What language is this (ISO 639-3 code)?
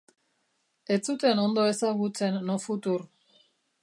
eus